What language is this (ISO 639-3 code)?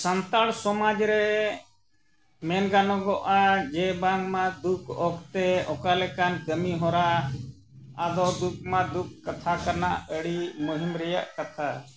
sat